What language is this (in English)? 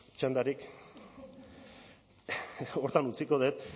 Basque